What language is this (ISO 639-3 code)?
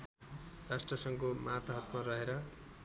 nep